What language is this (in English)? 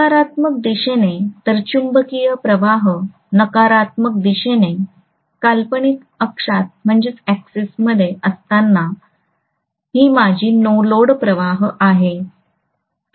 Marathi